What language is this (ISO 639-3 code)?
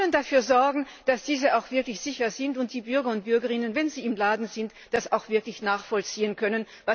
deu